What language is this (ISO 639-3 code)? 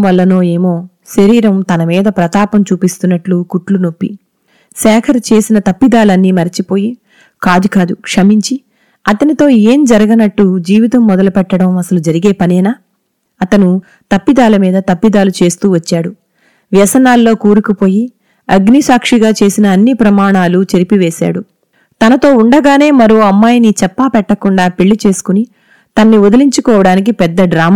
tel